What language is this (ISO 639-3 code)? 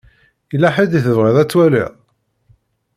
kab